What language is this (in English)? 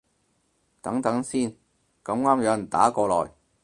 Cantonese